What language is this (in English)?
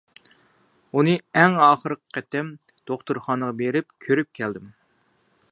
Uyghur